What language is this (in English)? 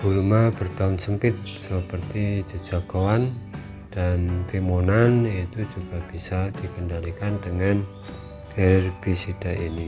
Indonesian